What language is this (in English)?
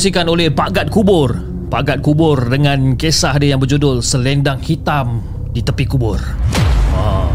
Malay